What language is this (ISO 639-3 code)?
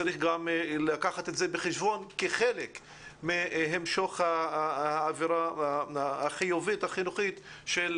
heb